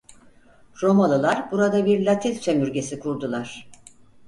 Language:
Turkish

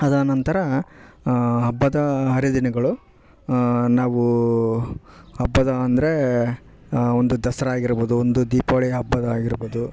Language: Kannada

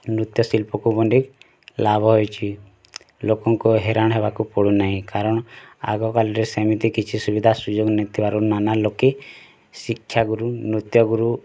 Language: Odia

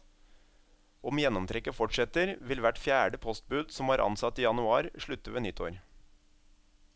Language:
Norwegian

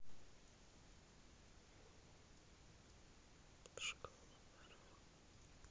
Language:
Russian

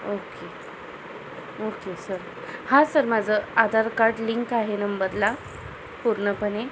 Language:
Marathi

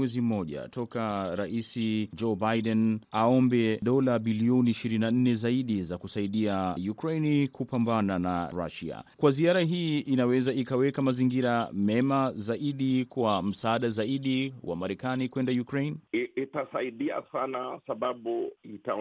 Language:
Swahili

